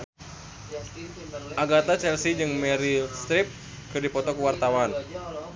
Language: Sundanese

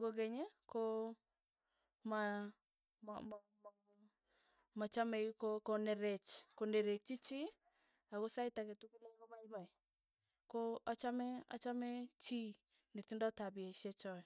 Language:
Tugen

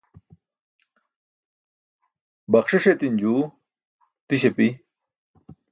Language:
Burushaski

